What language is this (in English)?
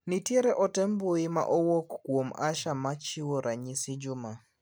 Luo (Kenya and Tanzania)